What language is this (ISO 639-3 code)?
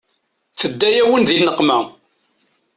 kab